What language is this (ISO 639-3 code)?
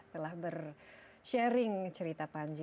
ind